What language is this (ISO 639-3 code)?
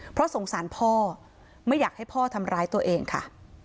tha